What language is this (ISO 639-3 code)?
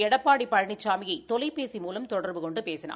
tam